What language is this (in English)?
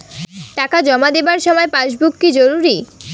Bangla